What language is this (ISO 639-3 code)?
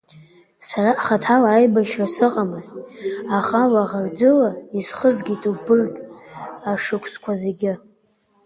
abk